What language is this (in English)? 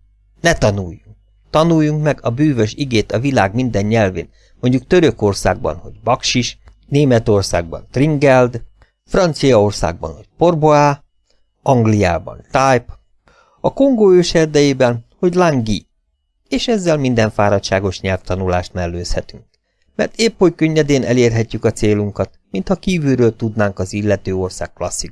Hungarian